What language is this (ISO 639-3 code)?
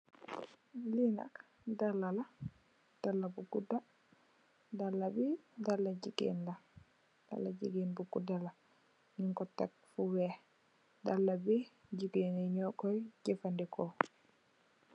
wol